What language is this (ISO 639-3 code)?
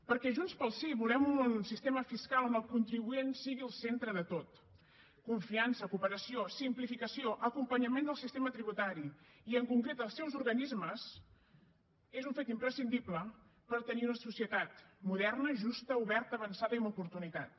cat